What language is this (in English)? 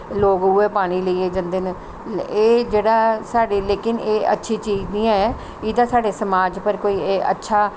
Dogri